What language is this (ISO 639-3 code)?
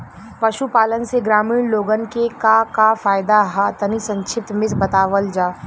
bho